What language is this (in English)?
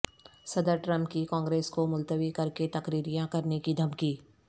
Urdu